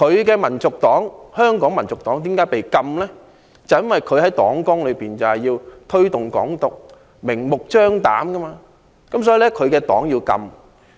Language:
Cantonese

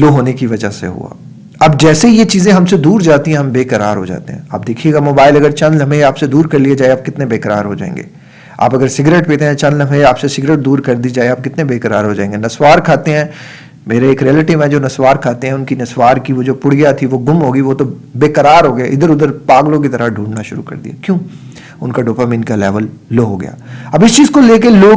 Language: Urdu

